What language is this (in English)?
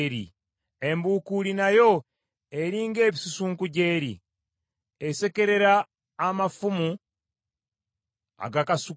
Ganda